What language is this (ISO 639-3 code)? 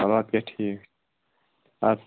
kas